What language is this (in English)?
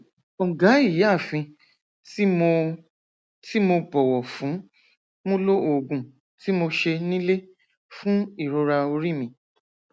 Yoruba